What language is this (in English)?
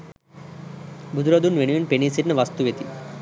Sinhala